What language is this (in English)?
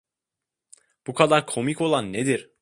Turkish